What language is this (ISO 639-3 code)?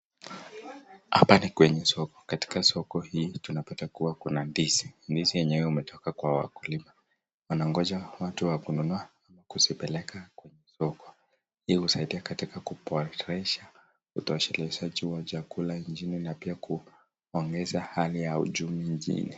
swa